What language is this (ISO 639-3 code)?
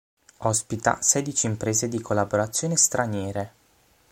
ita